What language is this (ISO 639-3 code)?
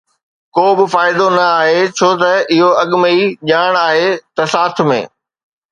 snd